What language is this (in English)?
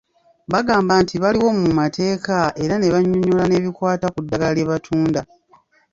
Ganda